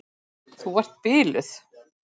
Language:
Icelandic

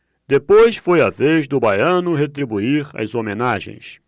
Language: Portuguese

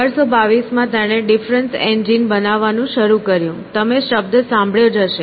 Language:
Gujarati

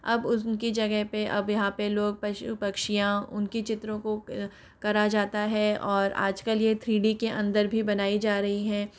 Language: Hindi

